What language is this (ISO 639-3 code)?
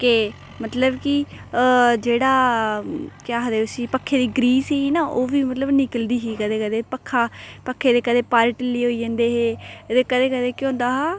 doi